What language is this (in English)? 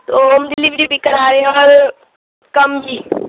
Urdu